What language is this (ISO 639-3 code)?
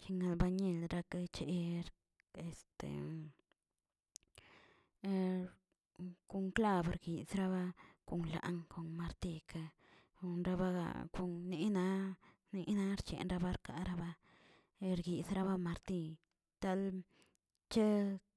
zts